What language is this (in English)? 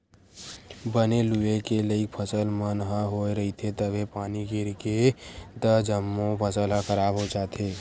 Chhattisgarhi